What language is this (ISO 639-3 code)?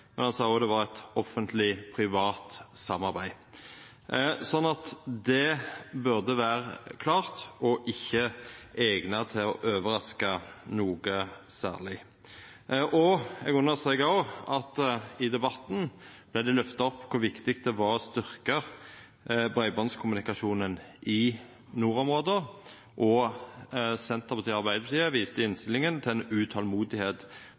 nno